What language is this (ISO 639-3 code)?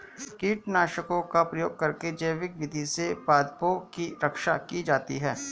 hin